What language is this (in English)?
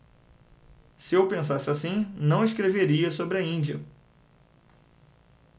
Portuguese